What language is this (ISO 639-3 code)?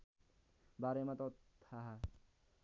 nep